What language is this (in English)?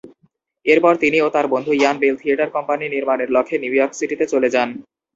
Bangla